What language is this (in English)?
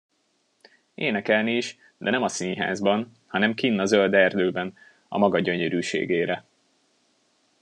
Hungarian